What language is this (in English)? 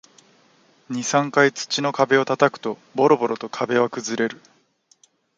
Japanese